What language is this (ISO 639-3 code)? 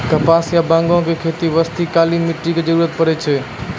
mai